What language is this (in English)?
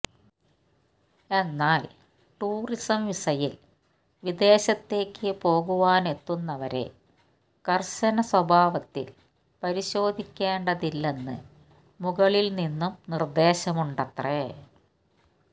Malayalam